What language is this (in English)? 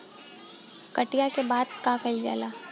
Bhojpuri